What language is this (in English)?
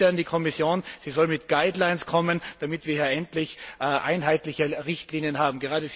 German